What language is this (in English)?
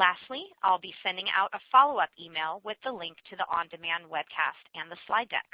English